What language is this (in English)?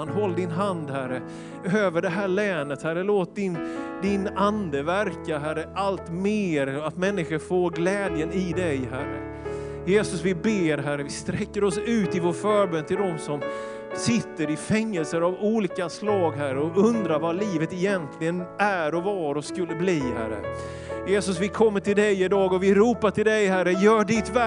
Swedish